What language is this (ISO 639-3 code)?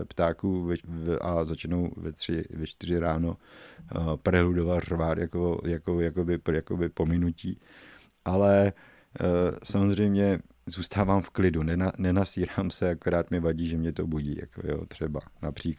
ces